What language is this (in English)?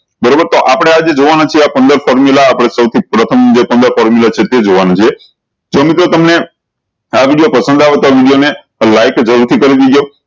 Gujarati